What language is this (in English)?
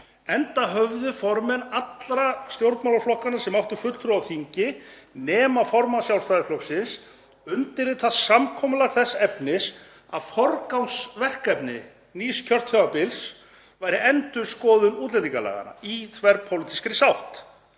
Icelandic